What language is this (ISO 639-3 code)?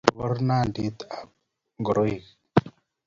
kln